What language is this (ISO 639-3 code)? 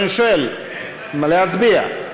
heb